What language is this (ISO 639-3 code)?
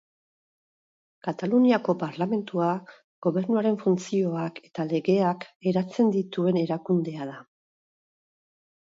eus